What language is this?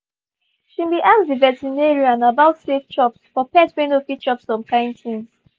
Nigerian Pidgin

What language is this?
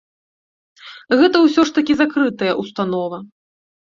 Belarusian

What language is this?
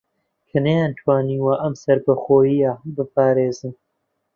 Central Kurdish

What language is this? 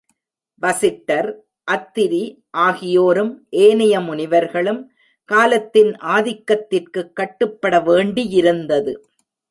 Tamil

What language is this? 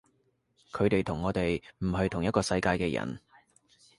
Cantonese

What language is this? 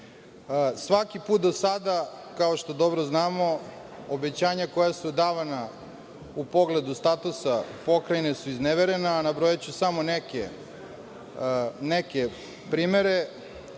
Serbian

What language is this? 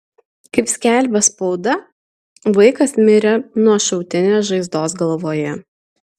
Lithuanian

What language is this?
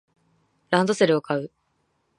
Japanese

